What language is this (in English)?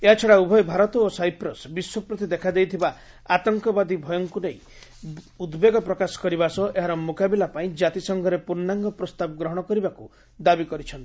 Odia